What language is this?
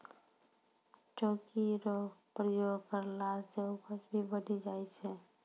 Maithili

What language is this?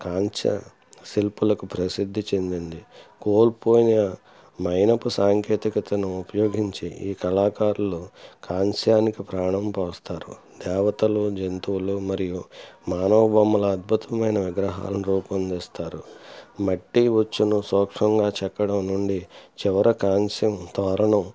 Telugu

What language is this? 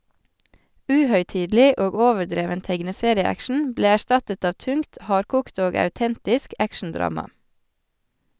Norwegian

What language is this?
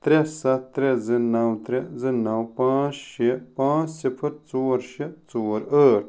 Kashmiri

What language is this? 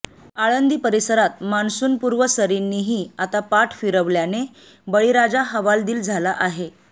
Marathi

